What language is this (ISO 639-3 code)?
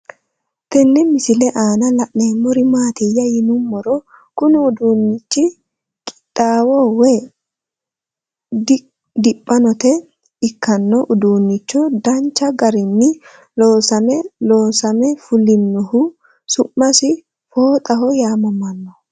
sid